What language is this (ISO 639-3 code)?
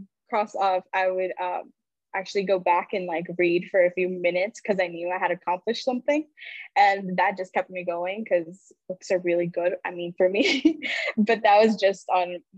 eng